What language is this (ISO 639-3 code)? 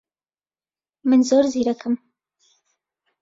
ckb